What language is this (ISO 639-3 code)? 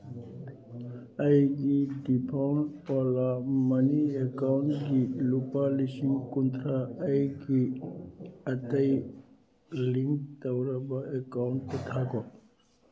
mni